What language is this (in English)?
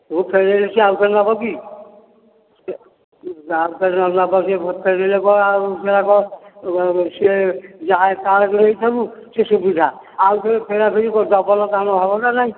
Odia